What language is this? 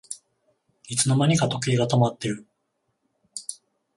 Japanese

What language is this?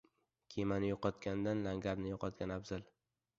Uzbek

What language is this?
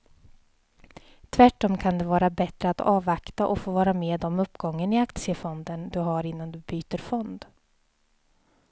Swedish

